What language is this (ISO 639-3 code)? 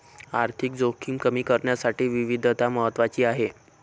mar